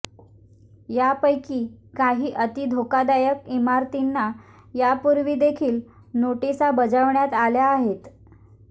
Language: Marathi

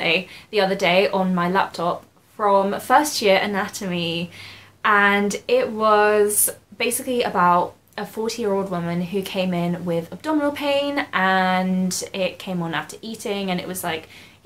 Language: English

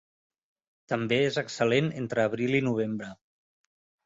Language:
Catalan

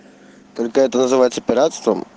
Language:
Russian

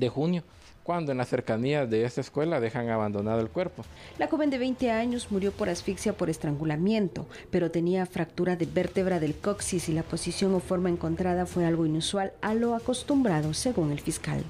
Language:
Spanish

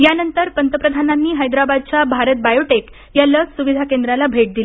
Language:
Marathi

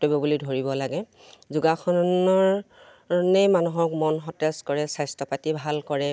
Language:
Assamese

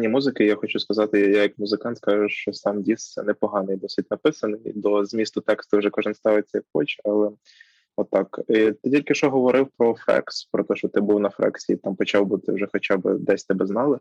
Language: Ukrainian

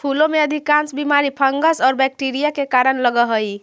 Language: Magahi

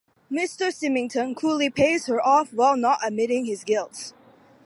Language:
English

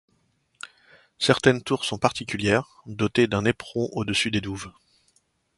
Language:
French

